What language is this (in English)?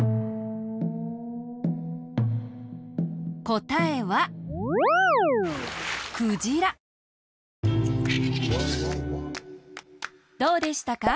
Japanese